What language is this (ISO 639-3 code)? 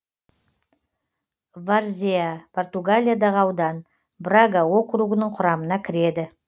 kaz